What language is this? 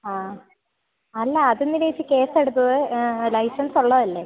Malayalam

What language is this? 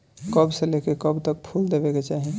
Bhojpuri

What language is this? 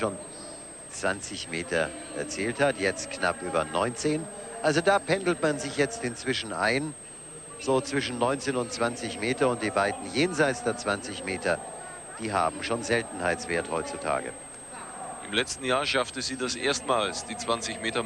German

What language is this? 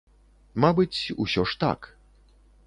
Belarusian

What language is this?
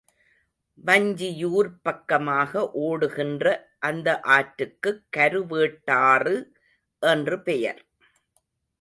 Tamil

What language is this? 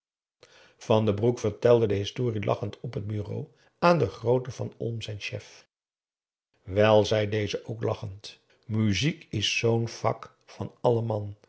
Dutch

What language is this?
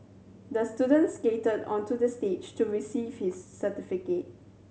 English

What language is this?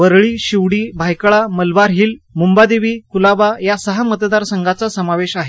Marathi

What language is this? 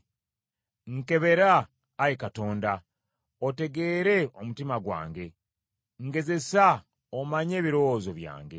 Ganda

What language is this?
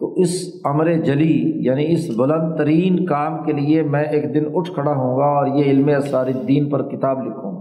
Urdu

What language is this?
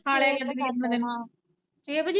Punjabi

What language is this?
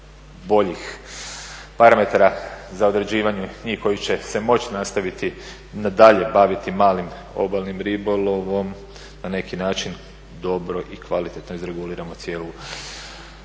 Croatian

